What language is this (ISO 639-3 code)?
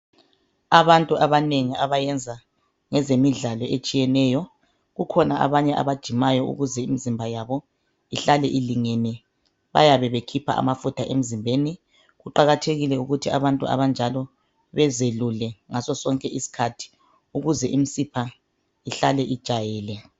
nde